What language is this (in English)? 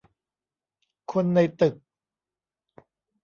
Thai